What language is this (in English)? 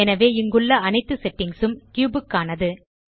Tamil